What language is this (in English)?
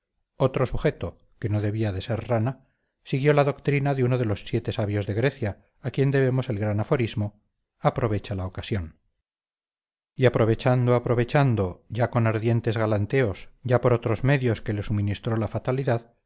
Spanish